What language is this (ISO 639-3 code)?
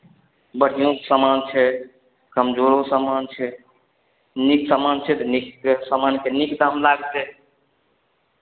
mai